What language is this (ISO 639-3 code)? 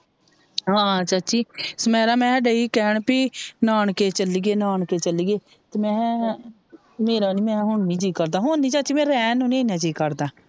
pan